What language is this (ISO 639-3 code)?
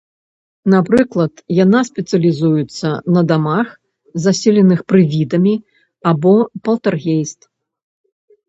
bel